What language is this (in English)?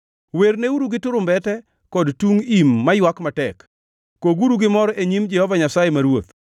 Luo (Kenya and Tanzania)